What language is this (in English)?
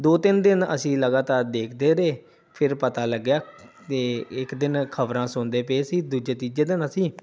Punjabi